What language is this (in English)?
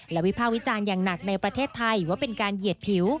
Thai